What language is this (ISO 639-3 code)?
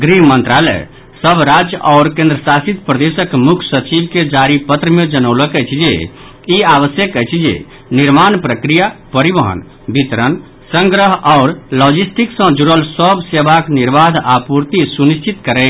mai